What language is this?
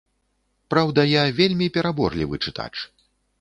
Belarusian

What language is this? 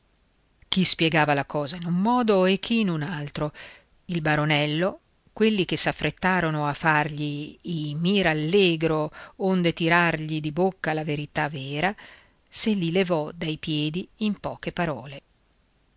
Italian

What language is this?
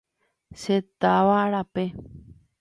Guarani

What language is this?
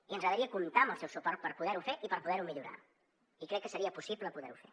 Catalan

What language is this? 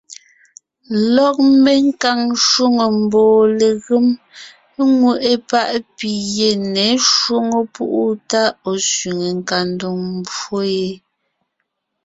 Ngiemboon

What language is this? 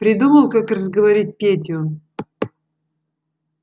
Russian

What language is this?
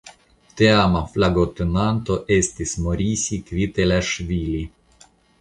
Esperanto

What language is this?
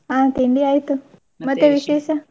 Kannada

